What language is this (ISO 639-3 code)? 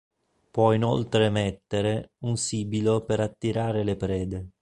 ita